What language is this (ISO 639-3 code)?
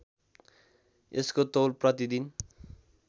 nep